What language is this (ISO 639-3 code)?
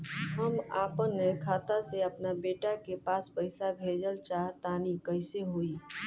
bho